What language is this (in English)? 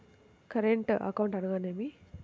Telugu